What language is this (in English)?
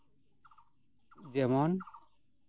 Santali